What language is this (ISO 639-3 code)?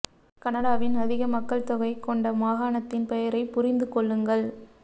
tam